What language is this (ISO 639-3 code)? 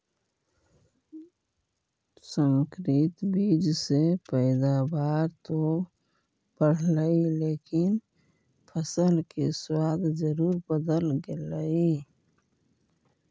mag